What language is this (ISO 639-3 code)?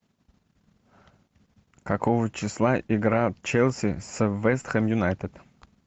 rus